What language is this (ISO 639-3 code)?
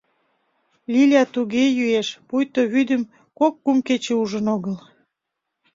chm